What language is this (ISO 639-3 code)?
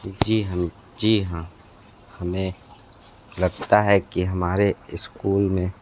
hin